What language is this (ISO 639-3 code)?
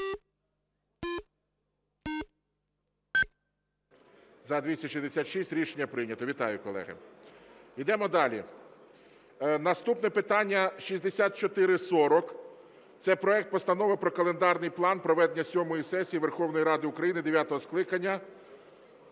ukr